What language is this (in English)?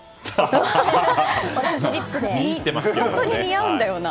Japanese